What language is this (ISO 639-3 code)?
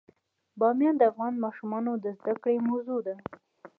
pus